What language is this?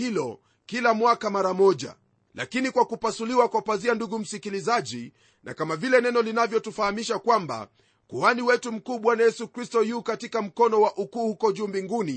Swahili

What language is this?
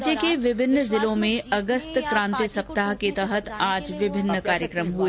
Hindi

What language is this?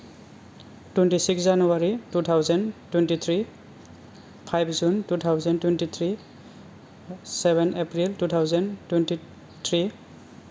Bodo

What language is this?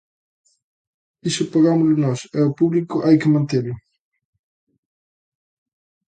Galician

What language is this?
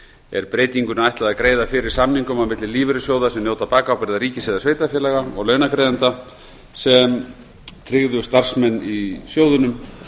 Icelandic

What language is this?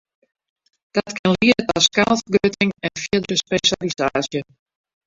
Western Frisian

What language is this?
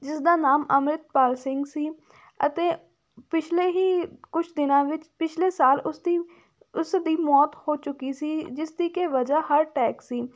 Punjabi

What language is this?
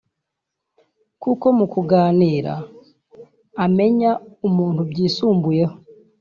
Kinyarwanda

